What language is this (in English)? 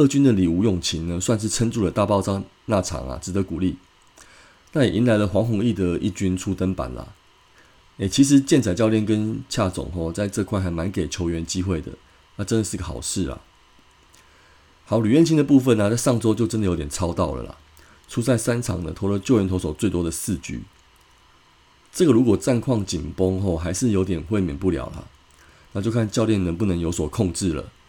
Chinese